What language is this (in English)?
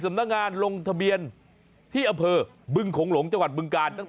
Thai